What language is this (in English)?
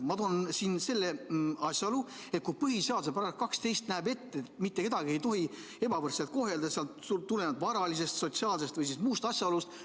Estonian